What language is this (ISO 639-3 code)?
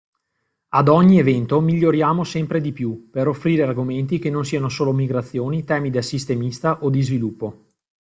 ita